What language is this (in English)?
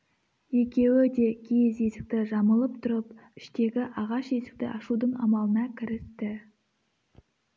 Kazakh